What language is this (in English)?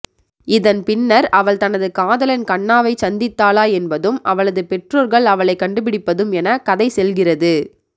Tamil